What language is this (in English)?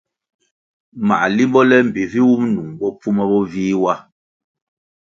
Kwasio